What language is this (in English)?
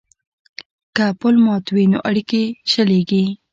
Pashto